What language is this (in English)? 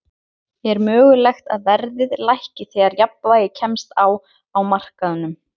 Icelandic